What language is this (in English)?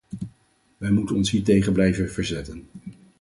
Dutch